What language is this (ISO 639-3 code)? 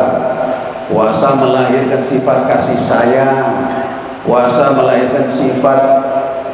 ind